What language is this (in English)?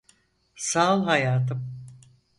Turkish